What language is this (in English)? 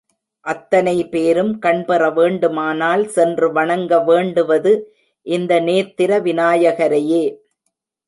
Tamil